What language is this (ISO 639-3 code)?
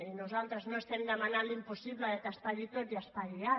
cat